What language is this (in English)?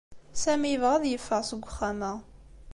Kabyle